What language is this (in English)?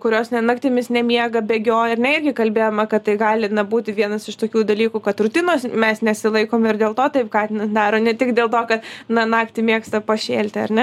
Lithuanian